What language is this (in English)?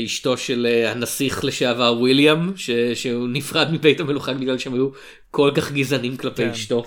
Hebrew